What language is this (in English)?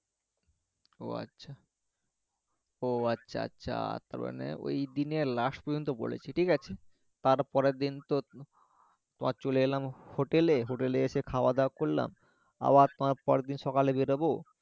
Bangla